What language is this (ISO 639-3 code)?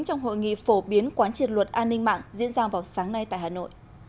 vie